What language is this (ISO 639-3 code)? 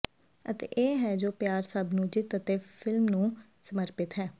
pan